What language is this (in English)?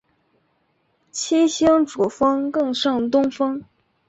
Chinese